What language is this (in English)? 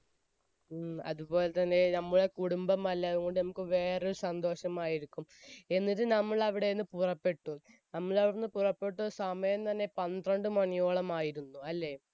Malayalam